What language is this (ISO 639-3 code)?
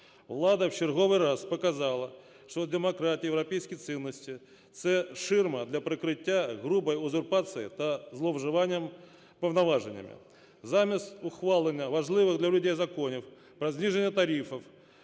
ukr